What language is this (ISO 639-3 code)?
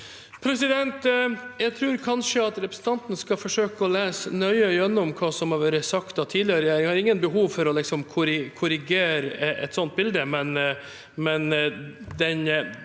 nor